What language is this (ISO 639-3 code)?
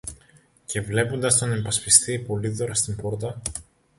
ell